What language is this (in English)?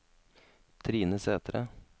Norwegian